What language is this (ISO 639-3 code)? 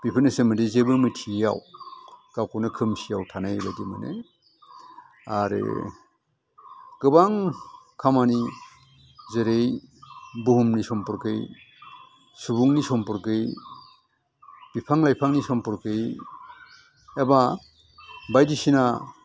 brx